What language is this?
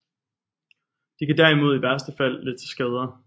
Danish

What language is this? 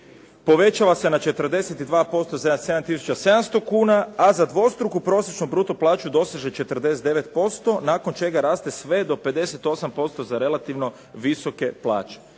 Croatian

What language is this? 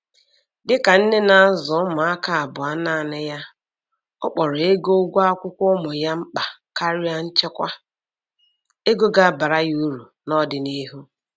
Igbo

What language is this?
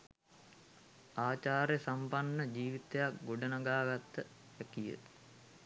Sinhala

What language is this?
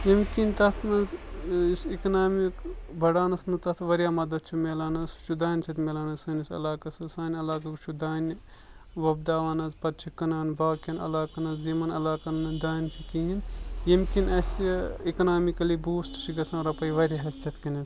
Kashmiri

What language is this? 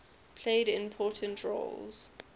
English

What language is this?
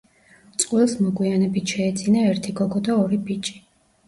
Georgian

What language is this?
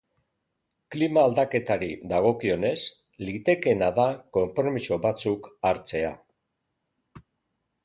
Basque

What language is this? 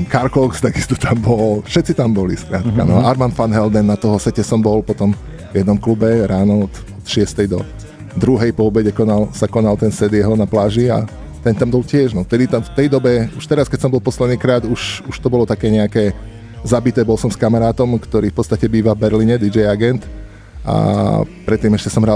Slovak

